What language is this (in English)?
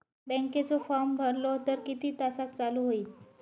Marathi